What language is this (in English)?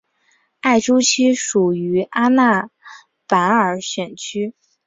Chinese